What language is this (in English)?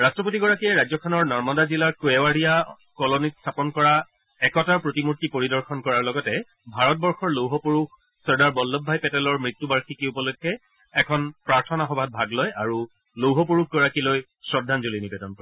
Assamese